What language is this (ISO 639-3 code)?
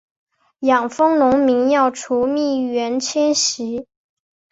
zho